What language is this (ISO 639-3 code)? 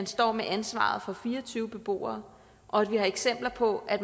dan